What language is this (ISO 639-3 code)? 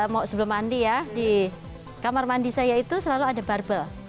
ind